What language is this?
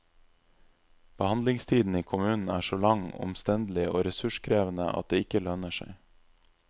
Norwegian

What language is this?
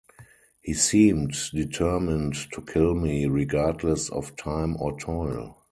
English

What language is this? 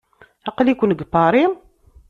Kabyle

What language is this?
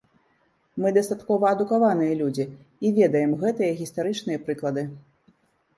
Belarusian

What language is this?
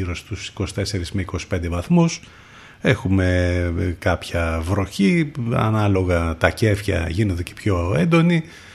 Greek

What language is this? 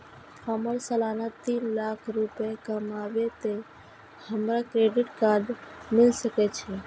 Maithili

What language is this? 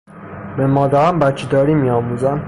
Persian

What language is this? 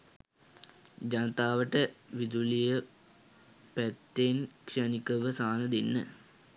Sinhala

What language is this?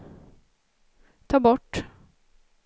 Swedish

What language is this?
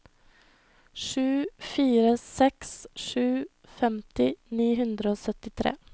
Norwegian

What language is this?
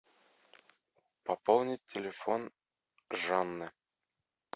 Russian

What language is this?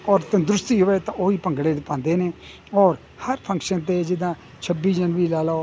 Punjabi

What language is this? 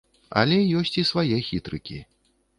Belarusian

